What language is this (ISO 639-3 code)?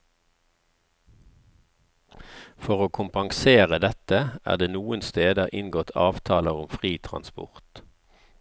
nor